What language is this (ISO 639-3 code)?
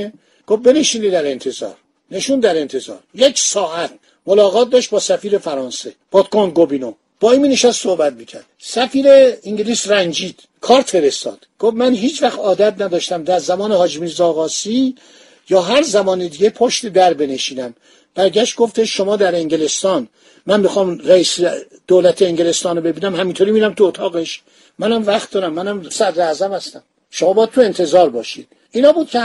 fas